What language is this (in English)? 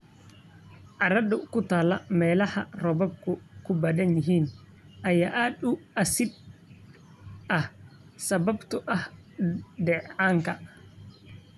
Somali